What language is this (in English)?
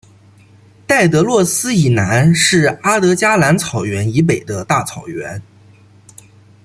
Chinese